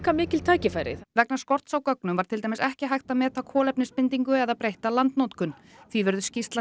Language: Icelandic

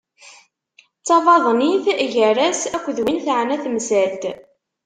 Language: Kabyle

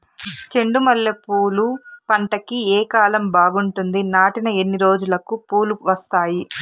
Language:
Telugu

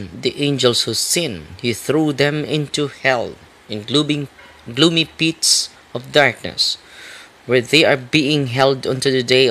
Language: Filipino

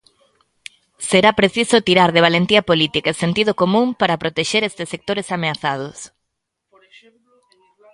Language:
Galician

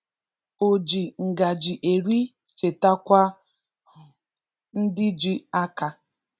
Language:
Igbo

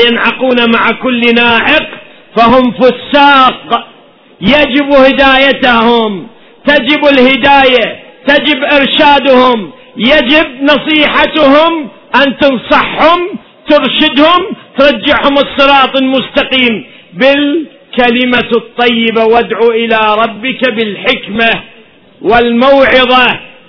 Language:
Arabic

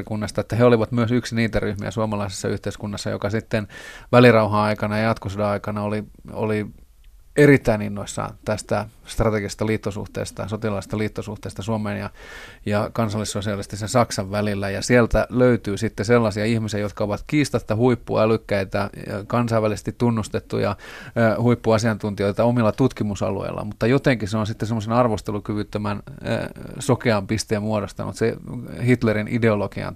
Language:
Finnish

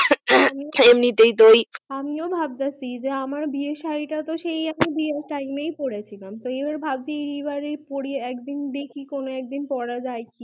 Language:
Bangla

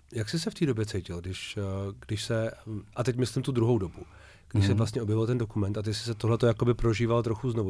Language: Czech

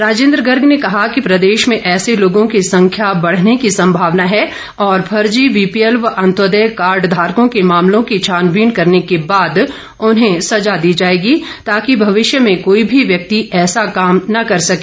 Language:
Hindi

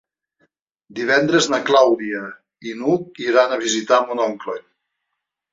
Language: Catalan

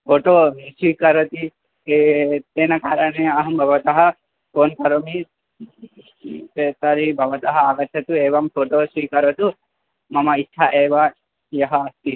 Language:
Sanskrit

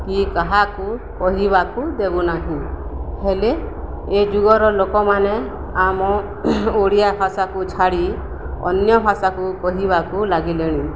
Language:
Odia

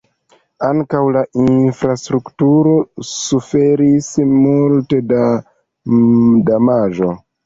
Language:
Esperanto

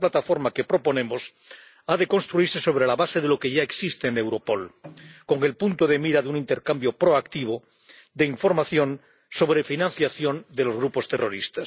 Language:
Spanish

